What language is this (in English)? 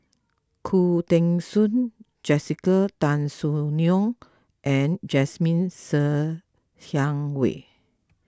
English